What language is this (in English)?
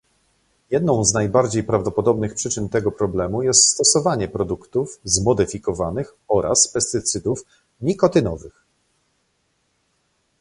Polish